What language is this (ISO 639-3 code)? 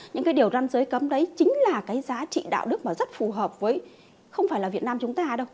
vie